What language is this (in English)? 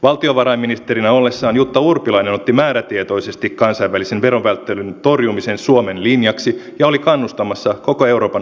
Finnish